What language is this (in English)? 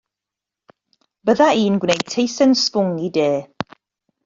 Welsh